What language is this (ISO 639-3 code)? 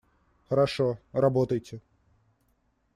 rus